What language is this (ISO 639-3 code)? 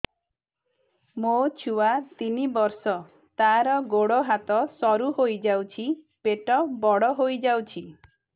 ori